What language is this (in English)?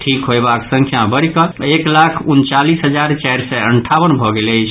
Maithili